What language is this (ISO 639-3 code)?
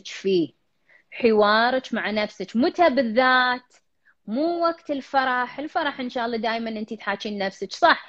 ara